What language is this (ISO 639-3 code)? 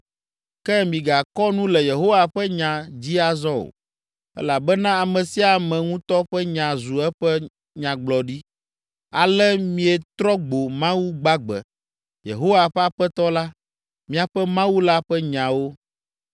ewe